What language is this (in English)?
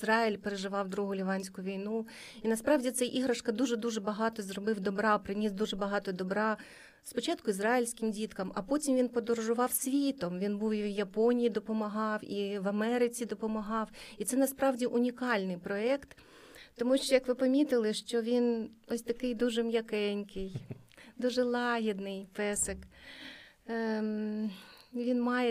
Ukrainian